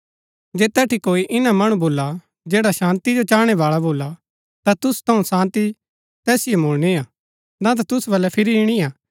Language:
Gaddi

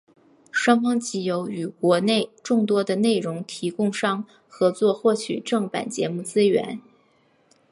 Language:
Chinese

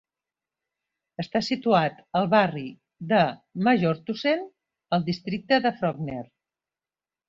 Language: Catalan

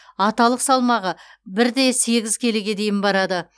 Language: Kazakh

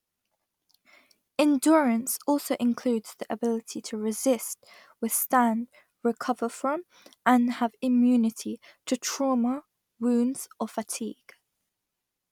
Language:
English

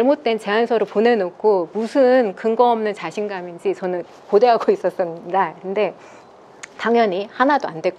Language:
Korean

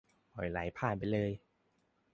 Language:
Thai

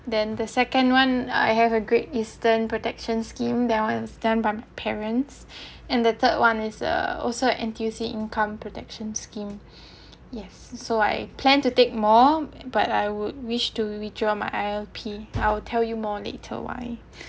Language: English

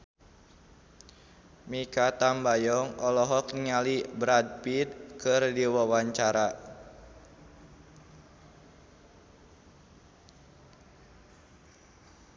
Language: Sundanese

